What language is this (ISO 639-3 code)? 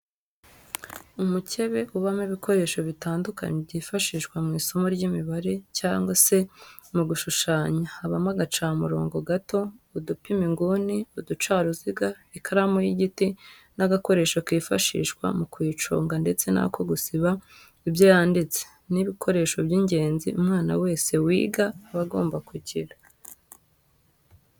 kin